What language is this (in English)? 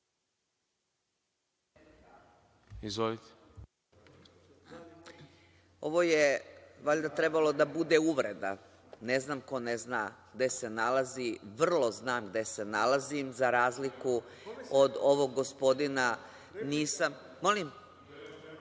Serbian